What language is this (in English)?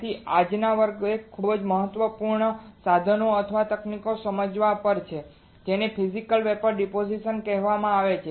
Gujarati